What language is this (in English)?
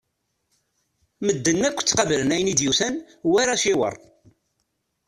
Kabyle